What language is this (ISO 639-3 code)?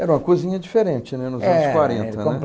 por